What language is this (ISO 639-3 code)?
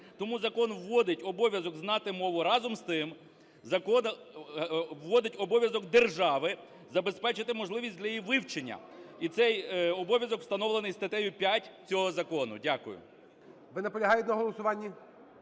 ukr